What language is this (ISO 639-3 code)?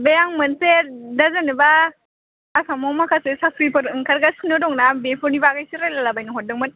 brx